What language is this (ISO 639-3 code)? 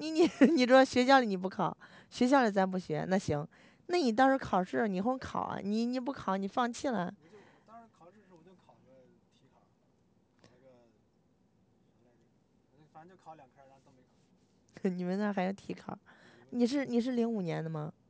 zho